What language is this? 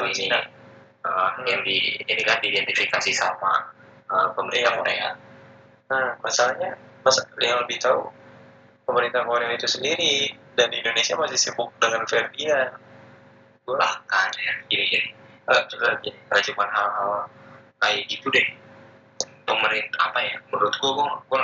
Indonesian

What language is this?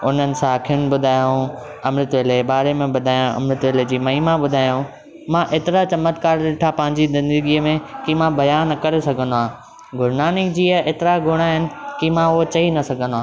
Sindhi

